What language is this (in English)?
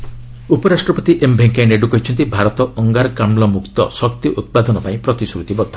Odia